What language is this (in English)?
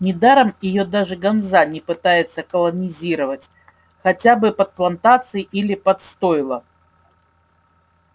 Russian